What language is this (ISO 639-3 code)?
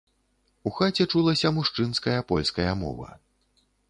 bel